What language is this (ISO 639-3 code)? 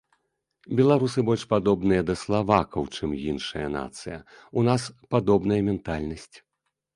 bel